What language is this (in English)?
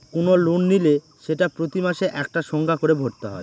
Bangla